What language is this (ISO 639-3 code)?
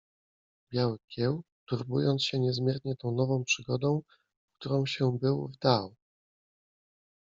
pol